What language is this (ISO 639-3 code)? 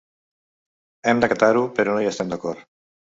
cat